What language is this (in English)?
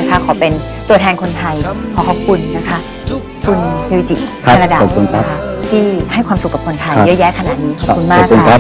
Thai